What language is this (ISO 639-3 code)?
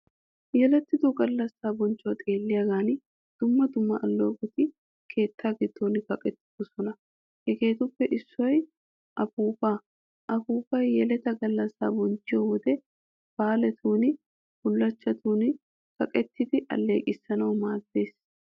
wal